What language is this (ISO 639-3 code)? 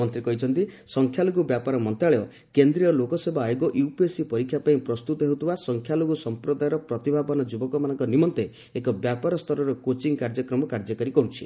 ori